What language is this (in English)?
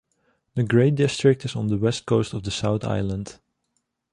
English